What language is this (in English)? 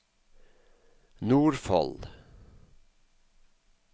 Norwegian